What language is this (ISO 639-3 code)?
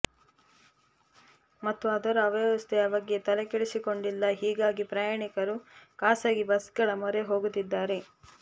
kan